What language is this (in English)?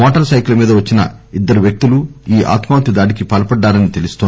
Telugu